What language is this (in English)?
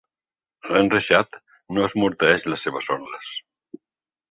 Catalan